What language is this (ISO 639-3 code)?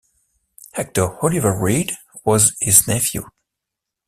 eng